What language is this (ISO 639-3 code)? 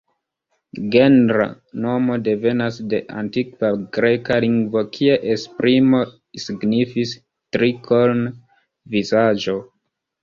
epo